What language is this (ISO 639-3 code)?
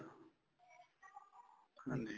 pan